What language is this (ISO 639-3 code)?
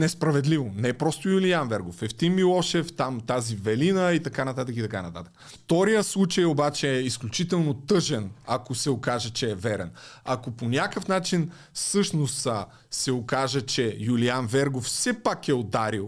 bul